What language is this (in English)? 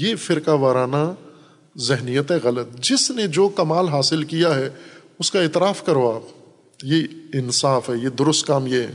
Urdu